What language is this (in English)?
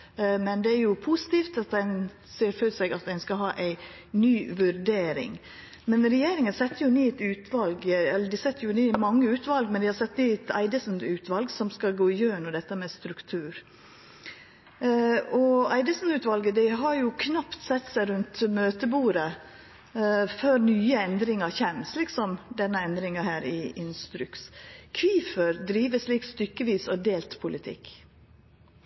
Norwegian